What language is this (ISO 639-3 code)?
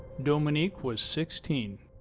eng